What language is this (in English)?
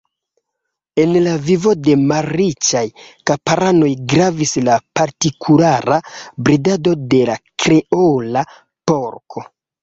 Esperanto